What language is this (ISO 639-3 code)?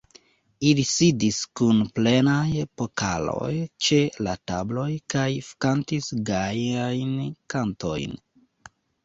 epo